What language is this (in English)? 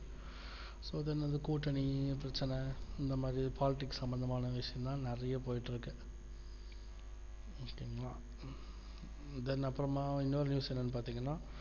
Tamil